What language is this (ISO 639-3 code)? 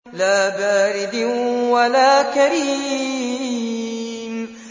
ara